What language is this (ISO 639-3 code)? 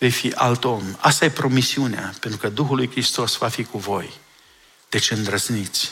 ron